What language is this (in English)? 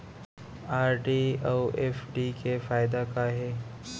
Chhattisgarhi